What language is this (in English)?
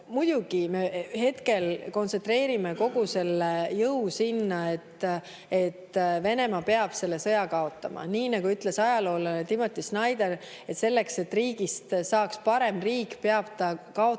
Estonian